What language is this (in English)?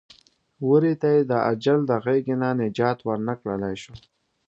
Pashto